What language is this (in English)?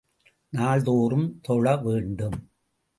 Tamil